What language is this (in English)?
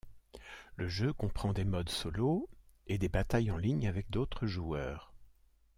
French